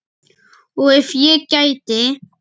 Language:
Icelandic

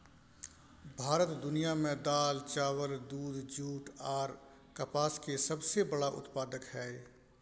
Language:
Maithili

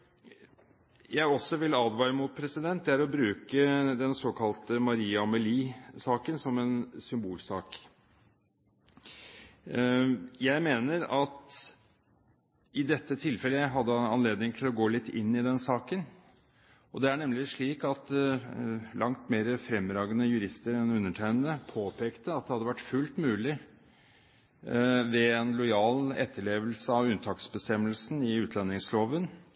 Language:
Norwegian Bokmål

